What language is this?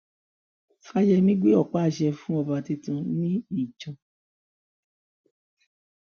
Yoruba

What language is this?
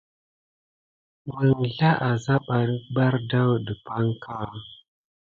Gidar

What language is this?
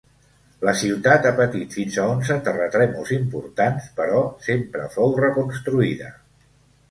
Catalan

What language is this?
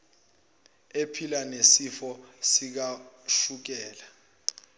Zulu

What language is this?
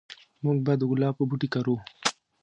Pashto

